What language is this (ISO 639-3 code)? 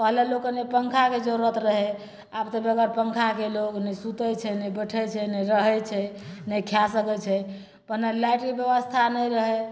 mai